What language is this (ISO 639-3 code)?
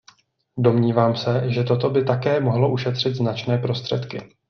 ces